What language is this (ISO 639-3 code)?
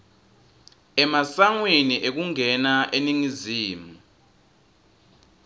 ssw